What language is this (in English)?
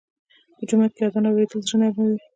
Pashto